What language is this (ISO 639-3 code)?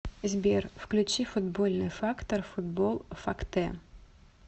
rus